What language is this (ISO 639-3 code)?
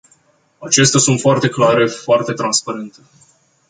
ron